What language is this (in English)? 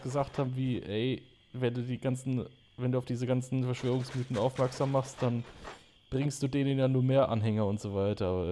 German